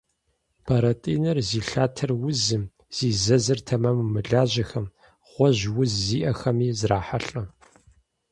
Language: Kabardian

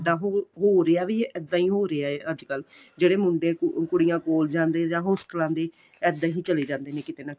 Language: Punjabi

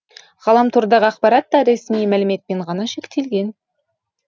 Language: Kazakh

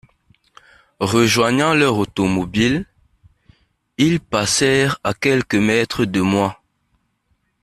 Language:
French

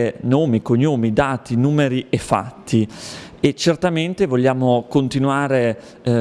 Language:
Italian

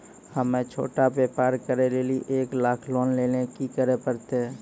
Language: Maithili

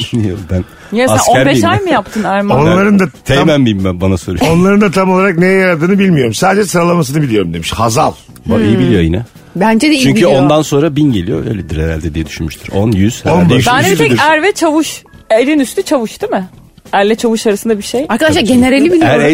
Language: Turkish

